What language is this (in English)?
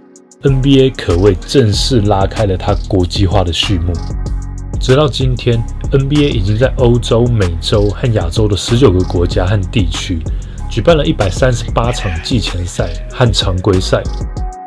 Chinese